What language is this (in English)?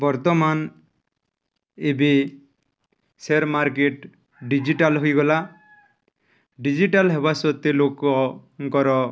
Odia